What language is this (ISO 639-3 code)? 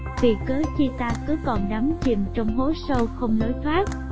vie